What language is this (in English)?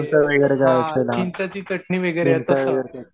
Marathi